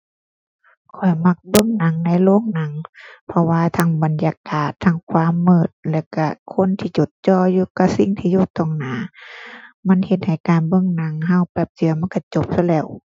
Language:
Thai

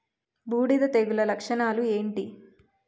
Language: Telugu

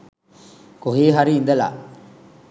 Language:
Sinhala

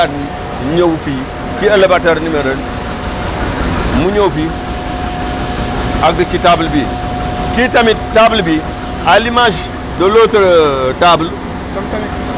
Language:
Wolof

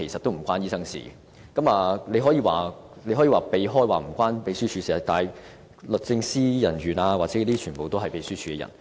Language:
Cantonese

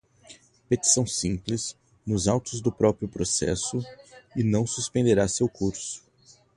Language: Portuguese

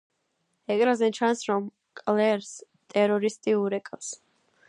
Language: Georgian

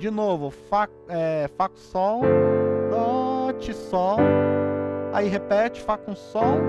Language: Portuguese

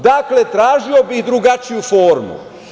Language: Serbian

